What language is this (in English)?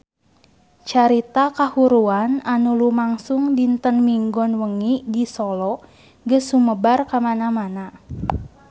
Sundanese